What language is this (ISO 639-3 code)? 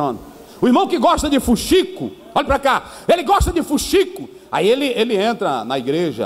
por